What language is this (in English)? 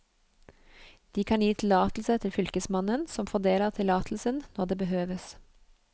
Norwegian